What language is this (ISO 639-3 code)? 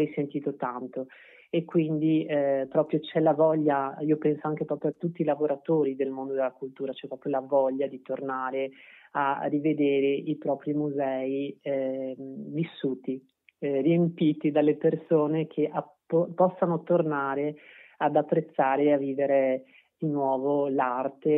ita